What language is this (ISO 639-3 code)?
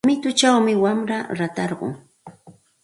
qxt